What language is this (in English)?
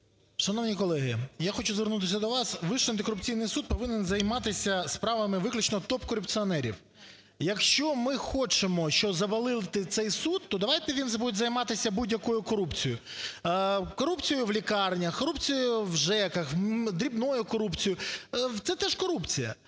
Ukrainian